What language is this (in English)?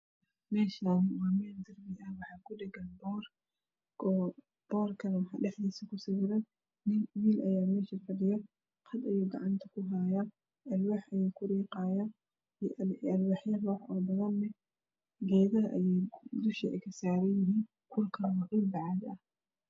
Somali